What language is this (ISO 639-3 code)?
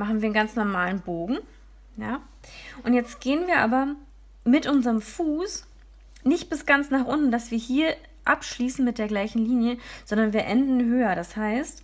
deu